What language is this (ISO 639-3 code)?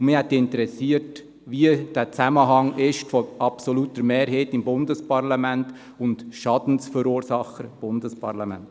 gsw